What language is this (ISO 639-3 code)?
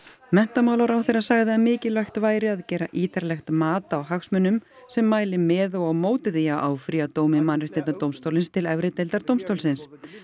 isl